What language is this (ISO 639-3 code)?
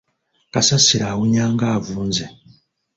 lug